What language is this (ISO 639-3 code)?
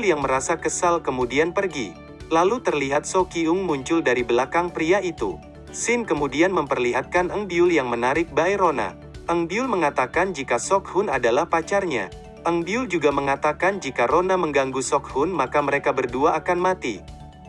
ind